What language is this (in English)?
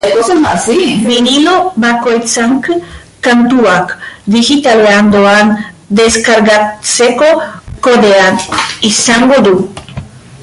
Basque